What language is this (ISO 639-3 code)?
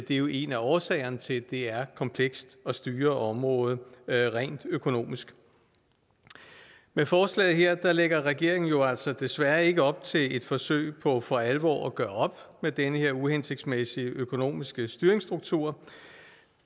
dan